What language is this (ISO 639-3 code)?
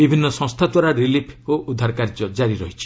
ori